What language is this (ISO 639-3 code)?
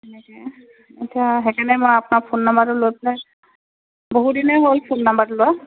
asm